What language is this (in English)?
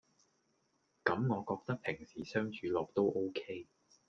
Cantonese